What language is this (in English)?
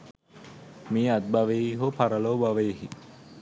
Sinhala